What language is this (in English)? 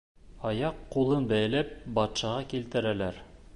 Bashkir